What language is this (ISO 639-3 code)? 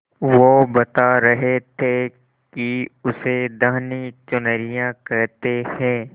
hin